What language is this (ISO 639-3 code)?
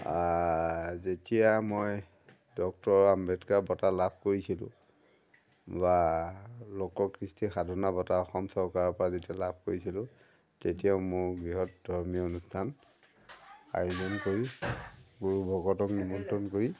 asm